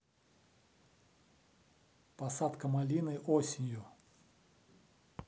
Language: Russian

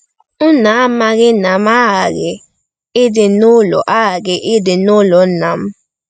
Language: Igbo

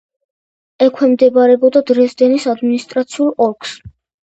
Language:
Georgian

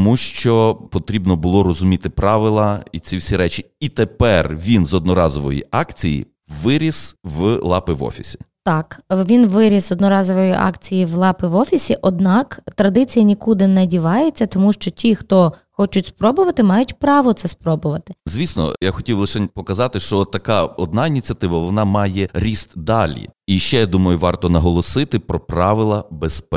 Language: Ukrainian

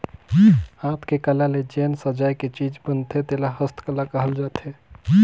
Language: Chhattisgarhi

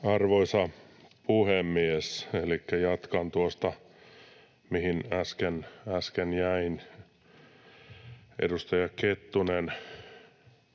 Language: Finnish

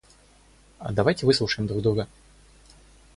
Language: Russian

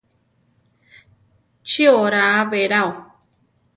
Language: Central Tarahumara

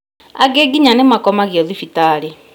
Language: Kikuyu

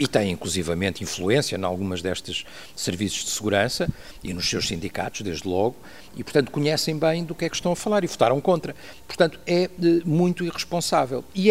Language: Portuguese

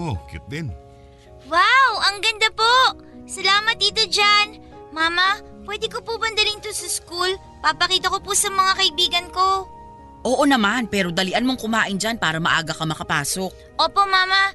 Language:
Filipino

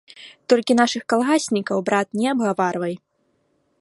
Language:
Belarusian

